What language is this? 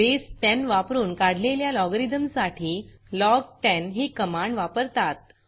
Marathi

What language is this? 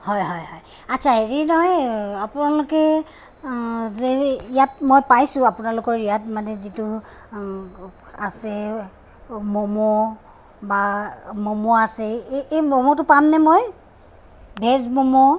Assamese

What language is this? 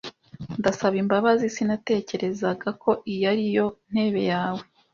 Kinyarwanda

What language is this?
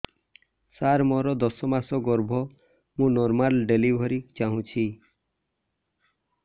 Odia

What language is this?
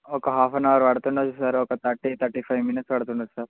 Telugu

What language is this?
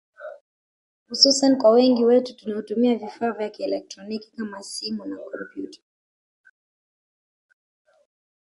Swahili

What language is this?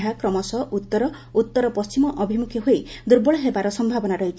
Odia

